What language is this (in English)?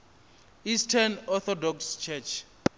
Venda